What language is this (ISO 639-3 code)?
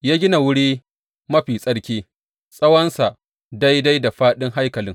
hau